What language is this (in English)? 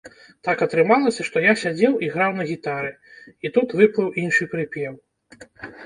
Belarusian